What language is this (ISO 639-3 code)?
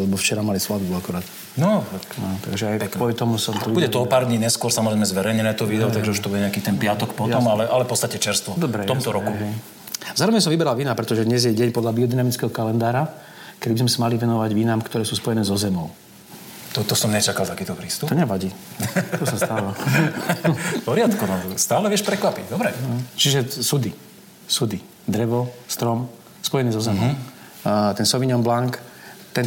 slk